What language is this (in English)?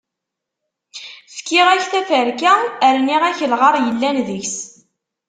Kabyle